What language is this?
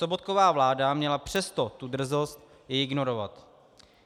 Czech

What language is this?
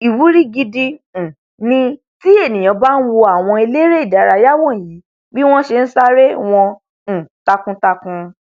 Yoruba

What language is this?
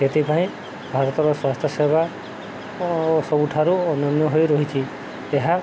Odia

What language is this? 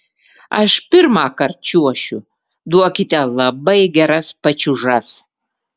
Lithuanian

